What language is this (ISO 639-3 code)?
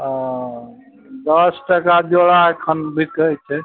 mai